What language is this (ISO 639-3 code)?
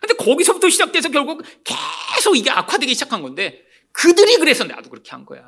kor